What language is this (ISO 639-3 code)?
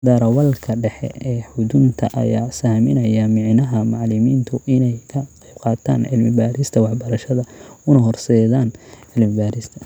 som